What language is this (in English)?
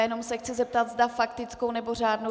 Czech